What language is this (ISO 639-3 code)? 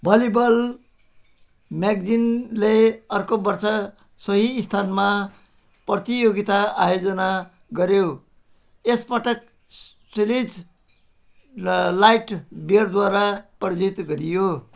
nep